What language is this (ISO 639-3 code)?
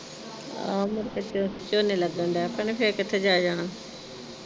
pan